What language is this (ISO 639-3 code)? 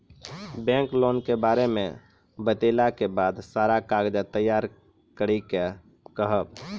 mai